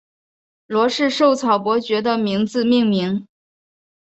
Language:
Chinese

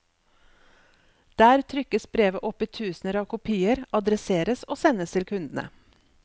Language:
Norwegian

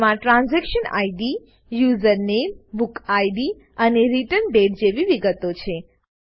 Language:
Gujarati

